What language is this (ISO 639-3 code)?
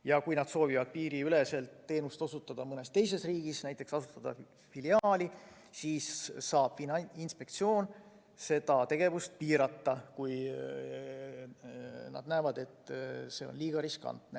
est